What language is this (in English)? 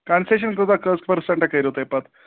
Kashmiri